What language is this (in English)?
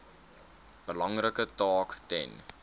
Afrikaans